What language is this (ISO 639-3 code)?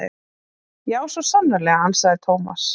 isl